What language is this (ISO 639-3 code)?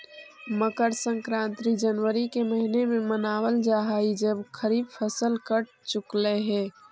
mag